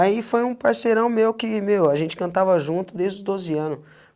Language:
Portuguese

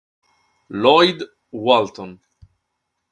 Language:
Italian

